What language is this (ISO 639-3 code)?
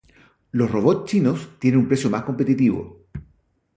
spa